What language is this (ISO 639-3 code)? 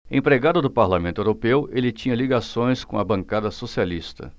por